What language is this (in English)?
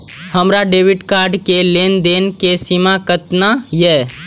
Maithili